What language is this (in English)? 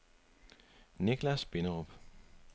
Danish